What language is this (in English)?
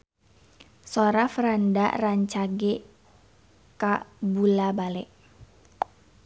Sundanese